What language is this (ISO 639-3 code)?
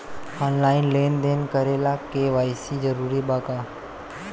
bho